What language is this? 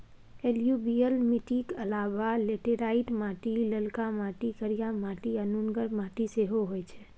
Maithili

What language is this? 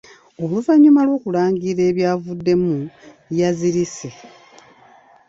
Ganda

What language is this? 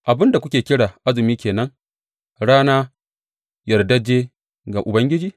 Hausa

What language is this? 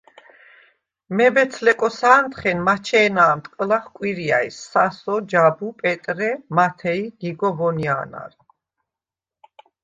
Svan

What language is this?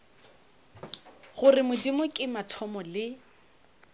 Northern Sotho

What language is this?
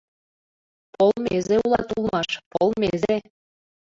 Mari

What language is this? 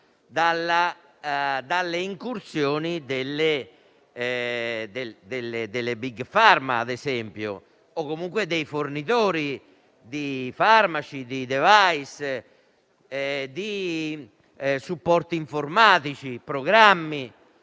Italian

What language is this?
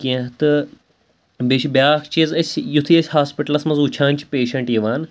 Kashmiri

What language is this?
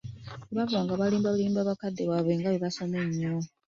Ganda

